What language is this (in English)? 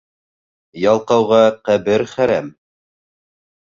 Bashkir